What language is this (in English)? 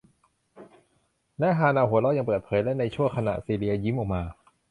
Thai